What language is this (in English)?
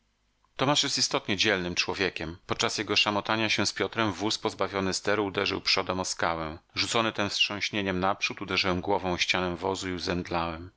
Polish